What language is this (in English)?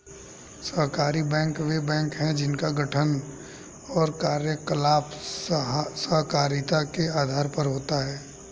Hindi